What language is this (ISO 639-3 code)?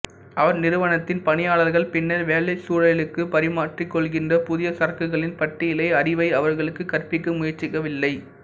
tam